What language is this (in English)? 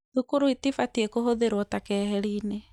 Kikuyu